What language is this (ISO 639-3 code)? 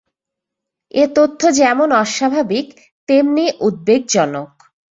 ben